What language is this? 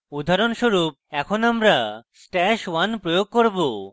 Bangla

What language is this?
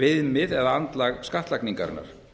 Icelandic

